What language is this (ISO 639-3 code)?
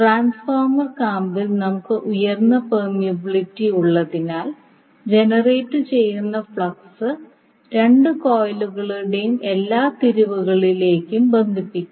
mal